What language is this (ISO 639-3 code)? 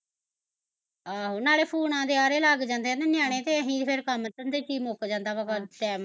pan